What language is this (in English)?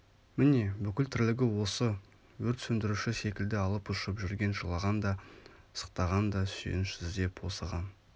Kazakh